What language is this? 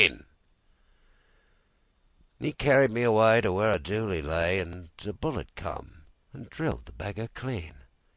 English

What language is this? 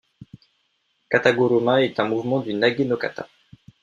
French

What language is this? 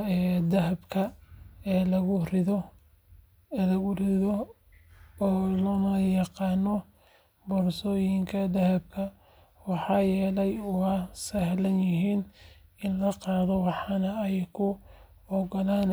Somali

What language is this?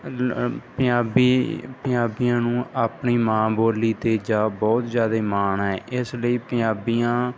Punjabi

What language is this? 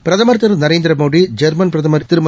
Tamil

